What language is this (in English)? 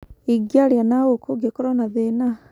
Kikuyu